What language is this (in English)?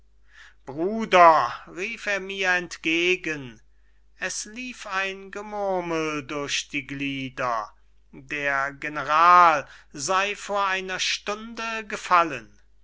German